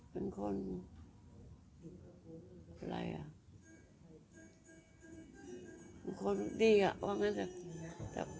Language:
Thai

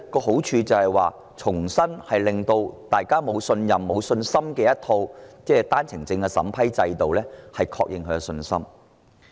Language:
Cantonese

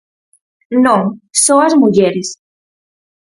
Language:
Galician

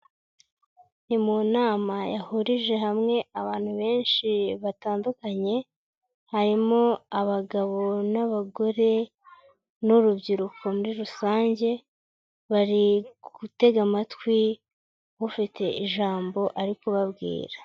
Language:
Kinyarwanda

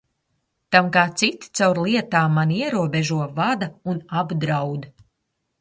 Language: Latvian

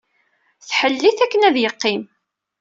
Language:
Kabyle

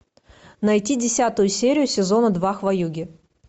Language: Russian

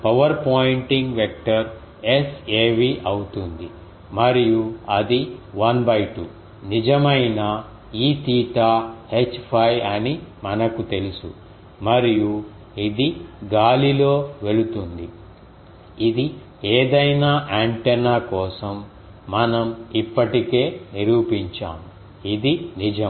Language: Telugu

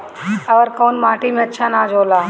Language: Bhojpuri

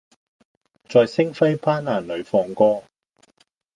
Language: Cantonese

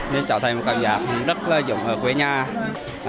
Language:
Vietnamese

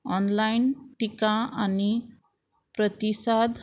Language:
Konkani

